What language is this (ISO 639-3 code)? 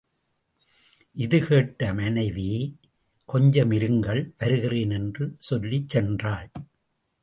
tam